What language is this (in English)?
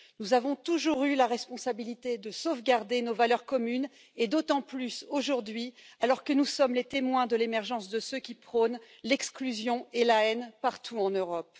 French